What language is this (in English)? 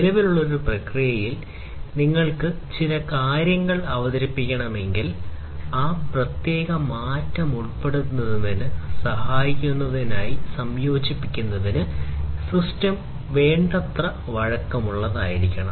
Malayalam